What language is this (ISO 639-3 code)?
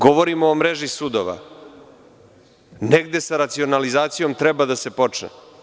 srp